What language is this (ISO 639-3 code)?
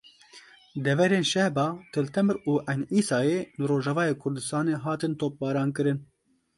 kur